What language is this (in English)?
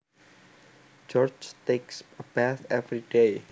Javanese